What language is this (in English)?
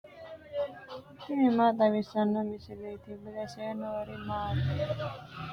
Sidamo